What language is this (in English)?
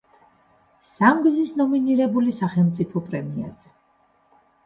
Georgian